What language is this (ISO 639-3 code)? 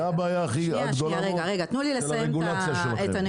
heb